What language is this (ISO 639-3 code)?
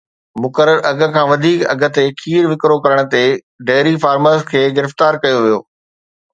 snd